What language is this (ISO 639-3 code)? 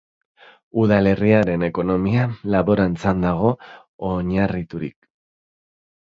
eus